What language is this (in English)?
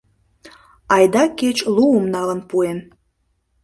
Mari